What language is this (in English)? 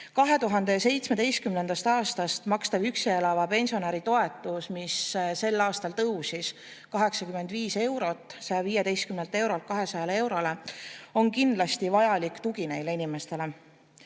Estonian